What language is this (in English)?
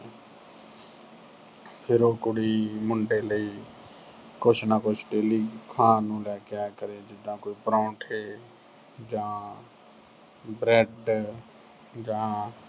Punjabi